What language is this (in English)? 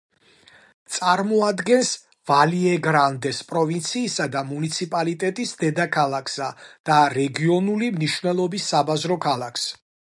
Georgian